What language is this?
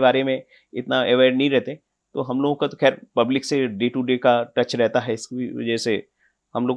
Hindi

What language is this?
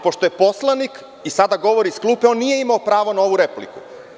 Serbian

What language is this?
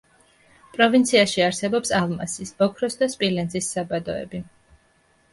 Georgian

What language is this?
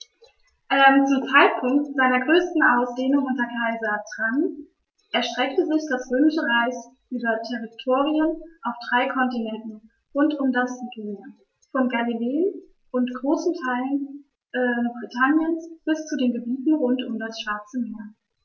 German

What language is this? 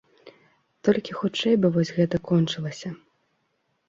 Belarusian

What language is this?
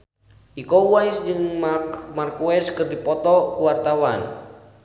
Sundanese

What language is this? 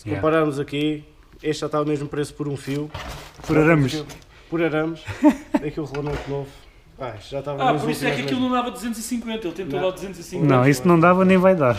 Portuguese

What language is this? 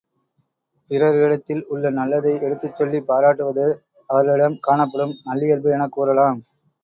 Tamil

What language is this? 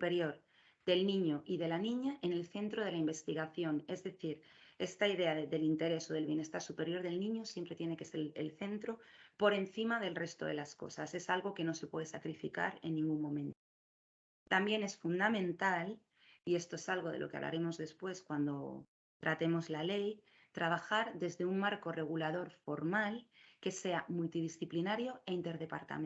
Spanish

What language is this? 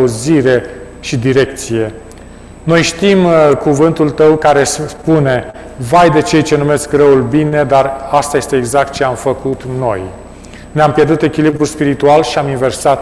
Romanian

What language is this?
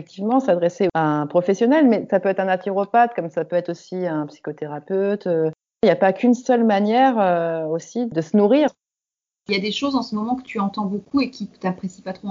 French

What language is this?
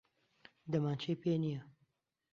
Central Kurdish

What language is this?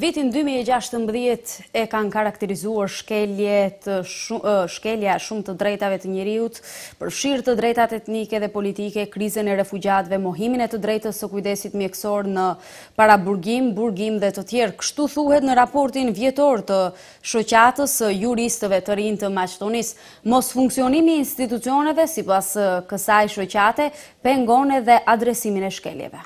Romanian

